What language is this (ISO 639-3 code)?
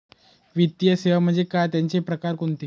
mar